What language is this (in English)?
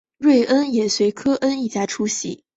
Chinese